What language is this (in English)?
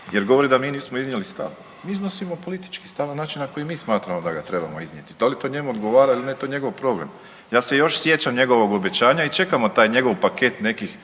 Croatian